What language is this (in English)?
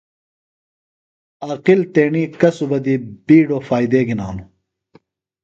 Phalura